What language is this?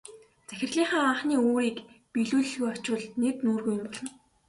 Mongolian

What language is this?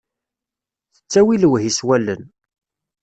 Kabyle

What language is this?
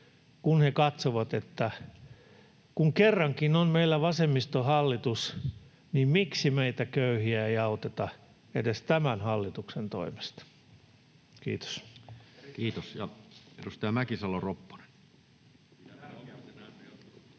Finnish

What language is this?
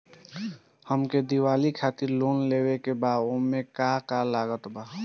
Bhojpuri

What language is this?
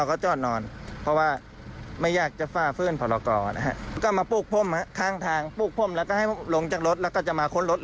Thai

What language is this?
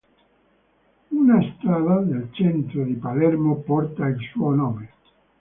Italian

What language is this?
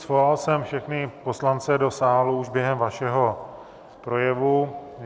Czech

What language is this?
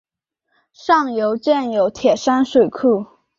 Chinese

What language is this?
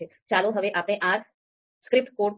Gujarati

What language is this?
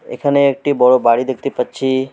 Bangla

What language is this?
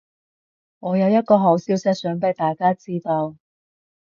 Cantonese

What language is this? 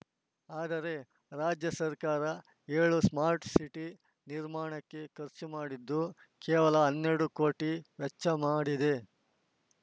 Kannada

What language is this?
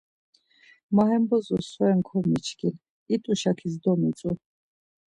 Laz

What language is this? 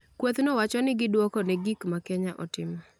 Luo (Kenya and Tanzania)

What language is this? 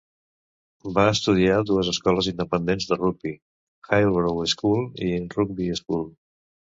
Catalan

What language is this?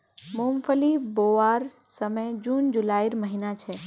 Magahi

